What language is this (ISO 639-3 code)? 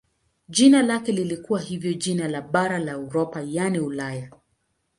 swa